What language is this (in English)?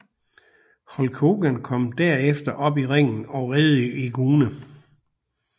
Danish